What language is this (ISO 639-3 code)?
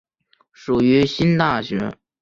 zho